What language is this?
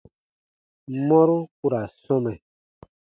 Baatonum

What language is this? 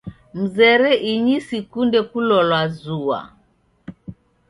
Taita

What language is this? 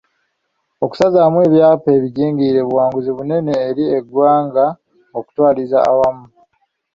Ganda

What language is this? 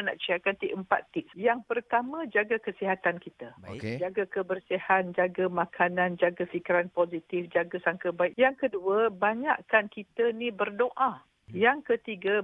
Malay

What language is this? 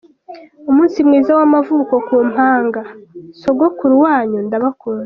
Kinyarwanda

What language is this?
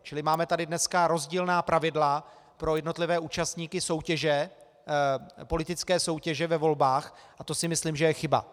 Czech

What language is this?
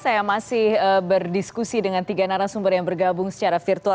Indonesian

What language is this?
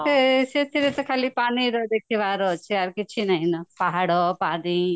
Odia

